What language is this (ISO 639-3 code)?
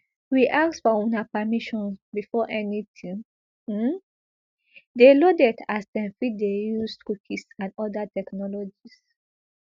pcm